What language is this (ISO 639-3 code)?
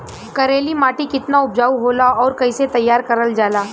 bho